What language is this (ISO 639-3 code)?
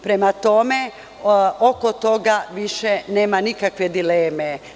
srp